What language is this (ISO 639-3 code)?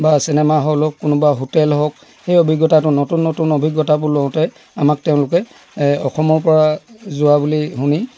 asm